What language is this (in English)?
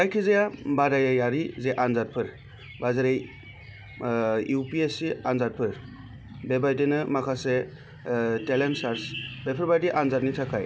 Bodo